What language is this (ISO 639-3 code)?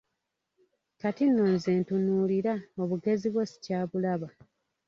lug